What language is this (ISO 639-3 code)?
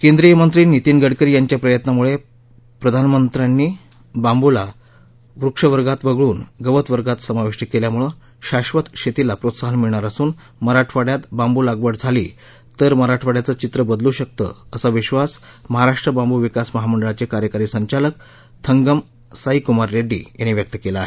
mar